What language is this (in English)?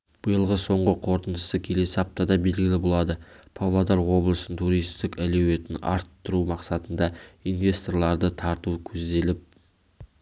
Kazakh